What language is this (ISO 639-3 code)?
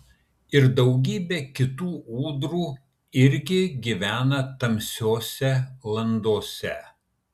lit